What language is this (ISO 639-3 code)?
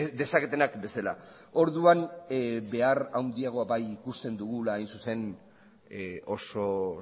eus